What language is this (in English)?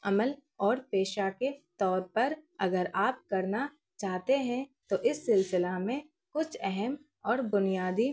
Urdu